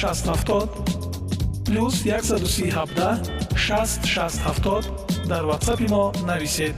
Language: Persian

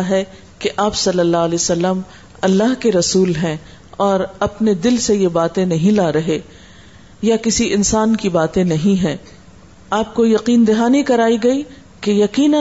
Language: Urdu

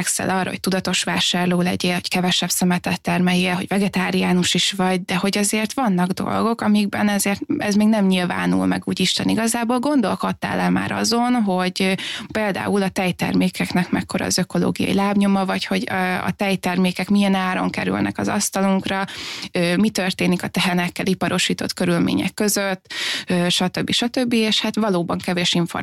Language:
Hungarian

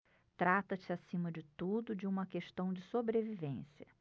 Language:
Portuguese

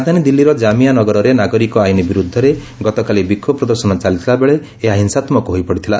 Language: Odia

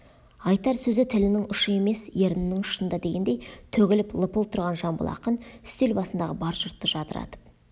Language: Kazakh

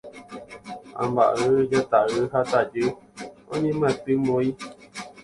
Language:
Guarani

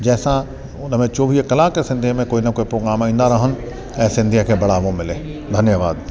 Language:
Sindhi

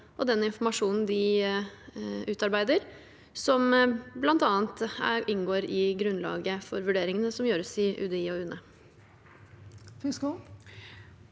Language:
Norwegian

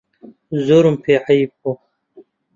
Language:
Central Kurdish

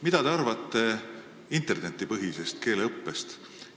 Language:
Estonian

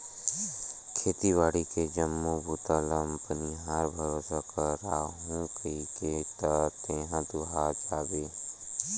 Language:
Chhattisgarhi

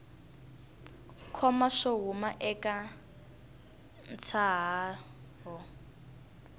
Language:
Tsonga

